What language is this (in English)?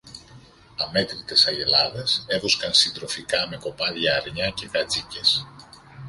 Greek